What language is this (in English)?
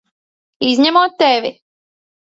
Latvian